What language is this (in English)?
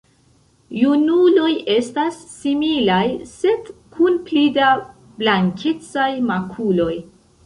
Esperanto